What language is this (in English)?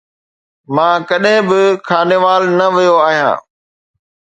Sindhi